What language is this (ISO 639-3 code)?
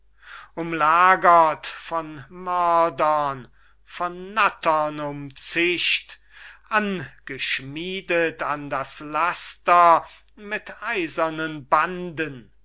deu